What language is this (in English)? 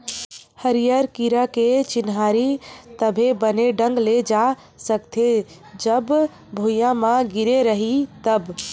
Chhattisgarhi